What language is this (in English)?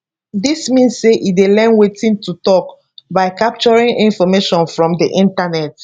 Nigerian Pidgin